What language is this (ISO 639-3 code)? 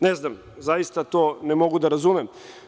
srp